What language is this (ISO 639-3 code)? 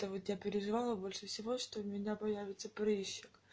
rus